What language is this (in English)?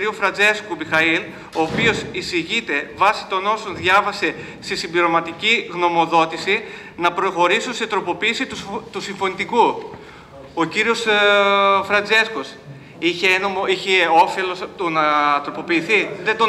Greek